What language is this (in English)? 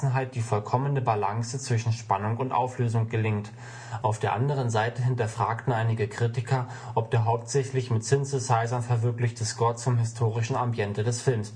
German